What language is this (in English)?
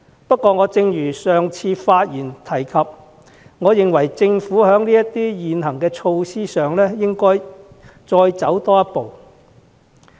Cantonese